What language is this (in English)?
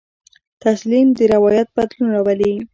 Pashto